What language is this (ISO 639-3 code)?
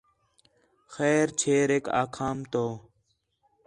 xhe